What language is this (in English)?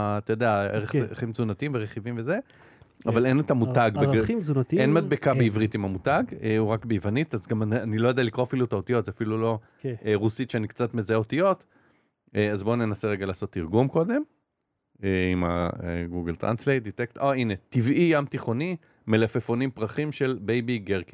Hebrew